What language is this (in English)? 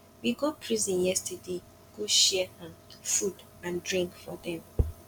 Nigerian Pidgin